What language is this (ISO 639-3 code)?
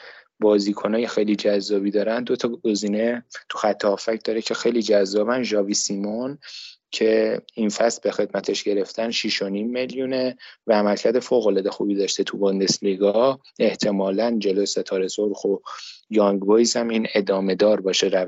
fas